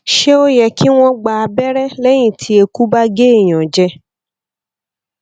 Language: Yoruba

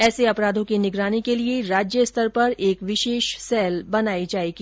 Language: Hindi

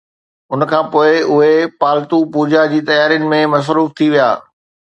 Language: Sindhi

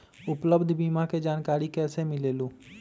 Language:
Magahi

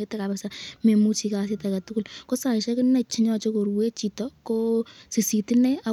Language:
Kalenjin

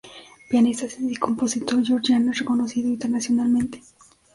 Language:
Spanish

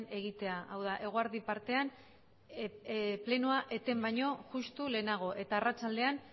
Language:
Basque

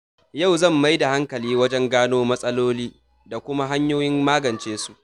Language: Hausa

